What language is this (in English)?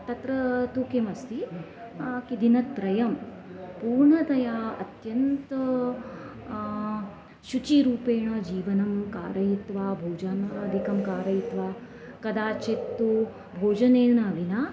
Sanskrit